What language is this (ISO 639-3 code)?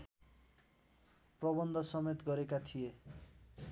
nep